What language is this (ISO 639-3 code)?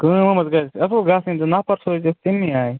kas